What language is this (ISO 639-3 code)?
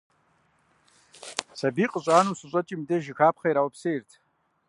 kbd